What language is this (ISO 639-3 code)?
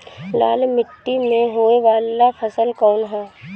bho